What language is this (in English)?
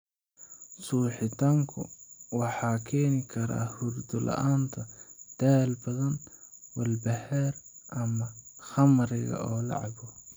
Somali